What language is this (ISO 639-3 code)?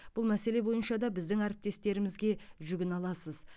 kaz